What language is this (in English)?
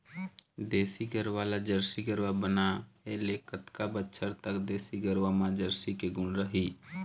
Chhattisgarhi